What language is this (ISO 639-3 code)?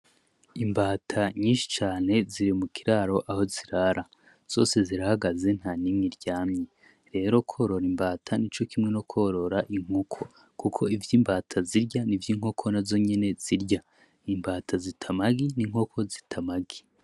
run